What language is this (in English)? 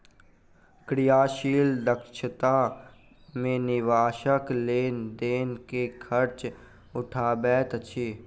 Maithili